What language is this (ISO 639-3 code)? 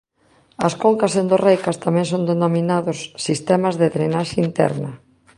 glg